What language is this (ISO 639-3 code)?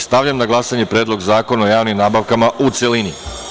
srp